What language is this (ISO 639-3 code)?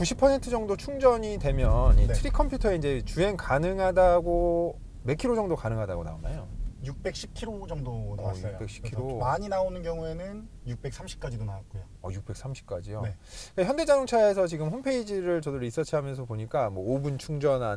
kor